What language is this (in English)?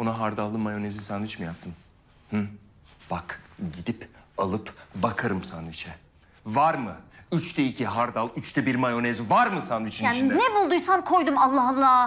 Turkish